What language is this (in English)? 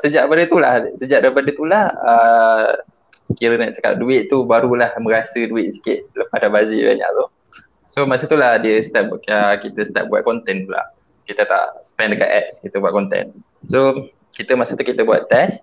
Malay